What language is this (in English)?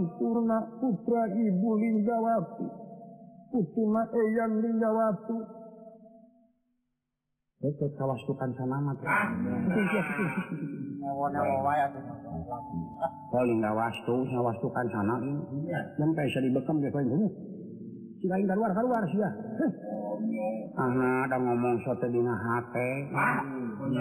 Indonesian